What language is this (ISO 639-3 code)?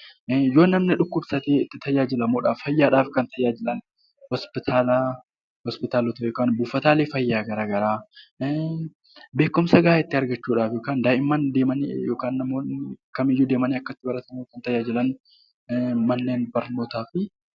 orm